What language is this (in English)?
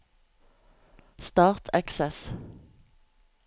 Norwegian